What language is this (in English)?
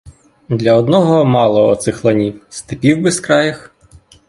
Ukrainian